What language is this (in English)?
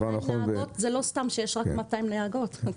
Hebrew